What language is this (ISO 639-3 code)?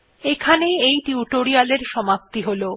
ben